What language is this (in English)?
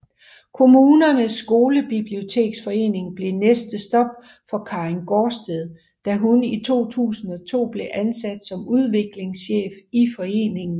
Danish